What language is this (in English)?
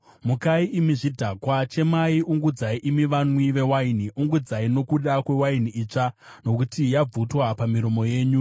Shona